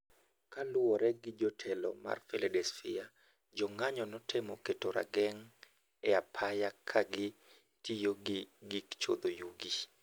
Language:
Luo (Kenya and Tanzania)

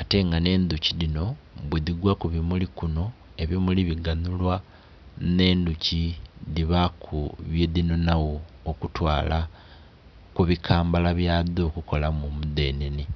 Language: Soga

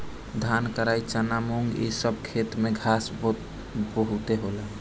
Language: Bhojpuri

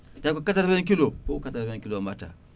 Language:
Fula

